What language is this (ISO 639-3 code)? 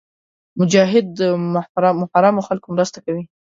pus